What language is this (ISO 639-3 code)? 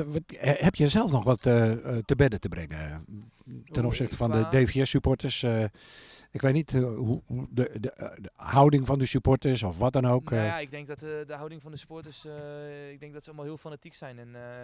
nld